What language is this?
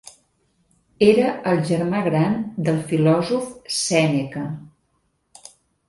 Catalan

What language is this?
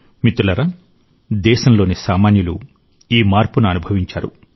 Telugu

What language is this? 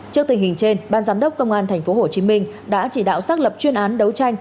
Vietnamese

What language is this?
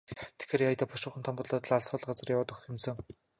Mongolian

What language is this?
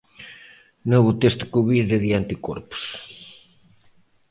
Galician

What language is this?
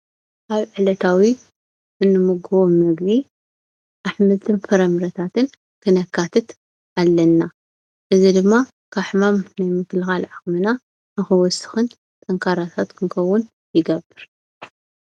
Tigrinya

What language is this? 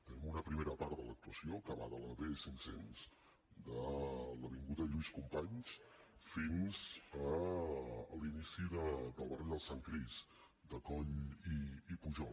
Catalan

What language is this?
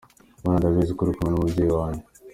Kinyarwanda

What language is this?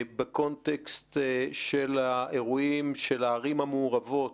Hebrew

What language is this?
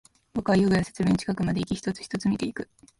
Japanese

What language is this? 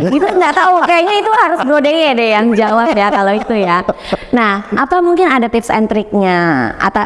Indonesian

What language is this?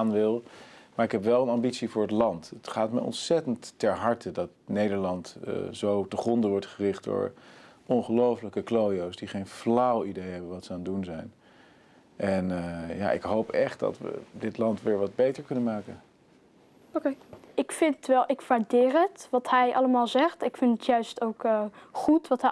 Dutch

